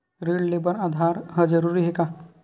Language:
Chhattisgarhi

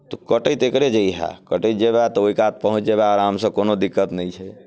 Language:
Maithili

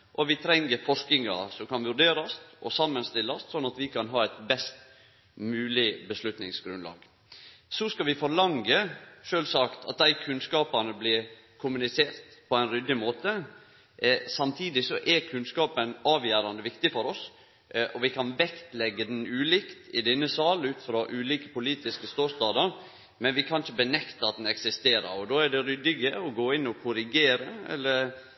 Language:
Norwegian Nynorsk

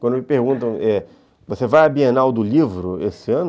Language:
Portuguese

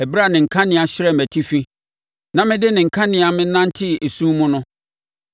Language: Akan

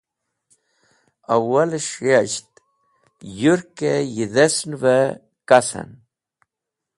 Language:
Wakhi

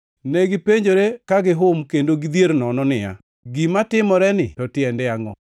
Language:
Luo (Kenya and Tanzania)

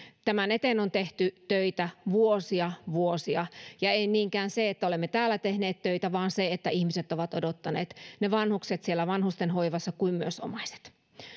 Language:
Finnish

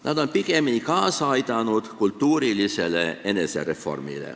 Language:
Estonian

